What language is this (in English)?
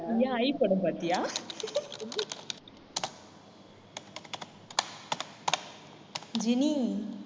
Tamil